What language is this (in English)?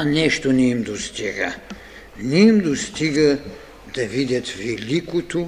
Bulgarian